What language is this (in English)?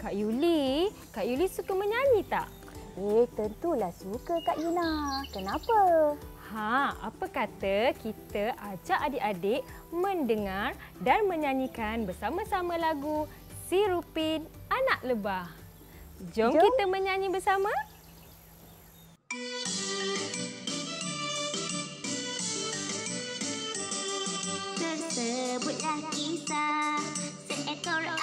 Malay